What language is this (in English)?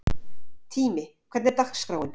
Icelandic